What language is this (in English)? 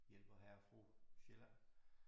Danish